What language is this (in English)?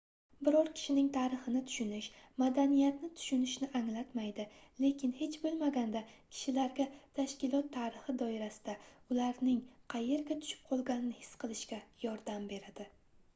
Uzbek